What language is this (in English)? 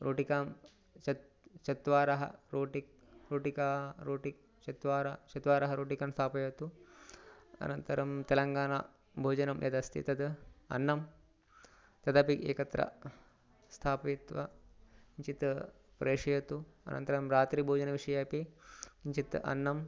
Sanskrit